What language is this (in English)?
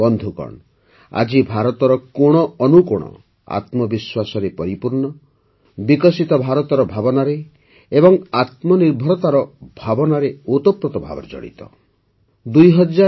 Odia